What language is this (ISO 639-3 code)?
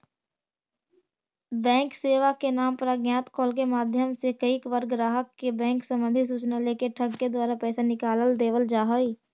mag